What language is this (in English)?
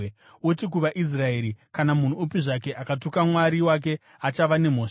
Shona